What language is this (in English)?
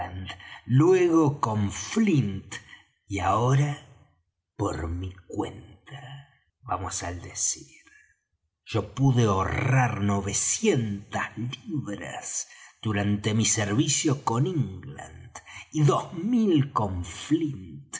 Spanish